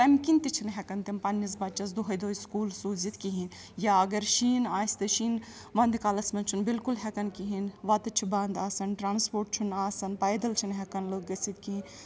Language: Kashmiri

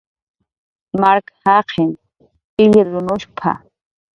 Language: Jaqaru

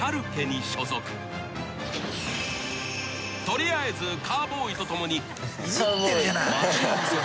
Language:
Japanese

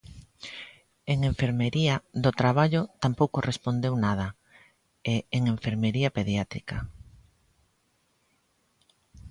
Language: Galician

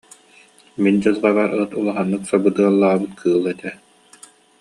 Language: Yakut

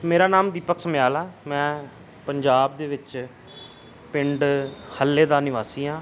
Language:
Punjabi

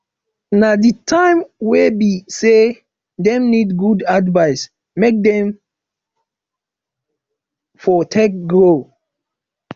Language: Nigerian Pidgin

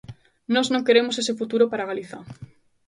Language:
Galician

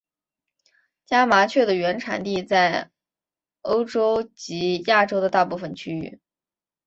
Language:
Chinese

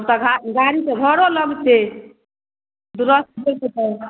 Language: Maithili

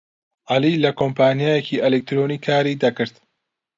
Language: Central Kurdish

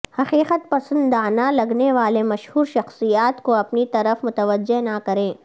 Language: Urdu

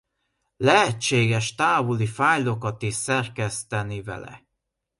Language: Hungarian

